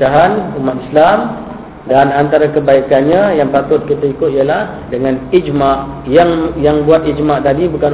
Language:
Malay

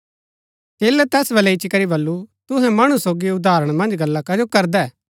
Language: Gaddi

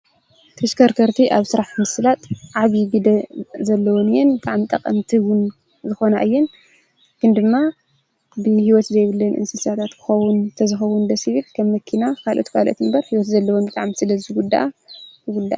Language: Tigrinya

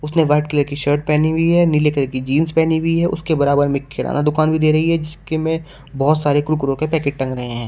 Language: Hindi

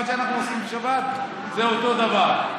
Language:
Hebrew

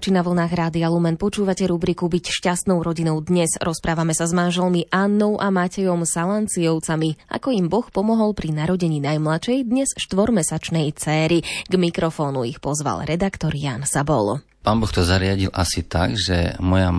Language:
Slovak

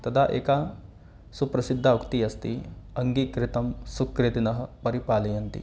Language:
Sanskrit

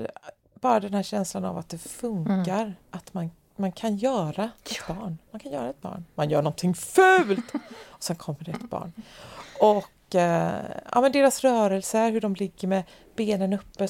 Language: Swedish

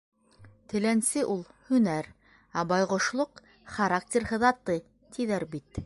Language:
Bashkir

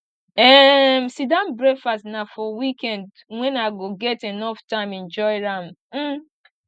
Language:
Nigerian Pidgin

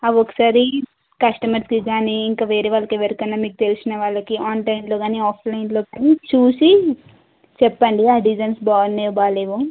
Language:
Telugu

